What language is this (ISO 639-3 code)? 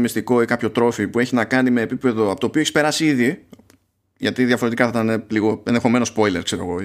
ell